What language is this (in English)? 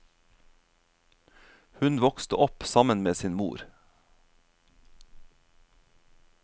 Norwegian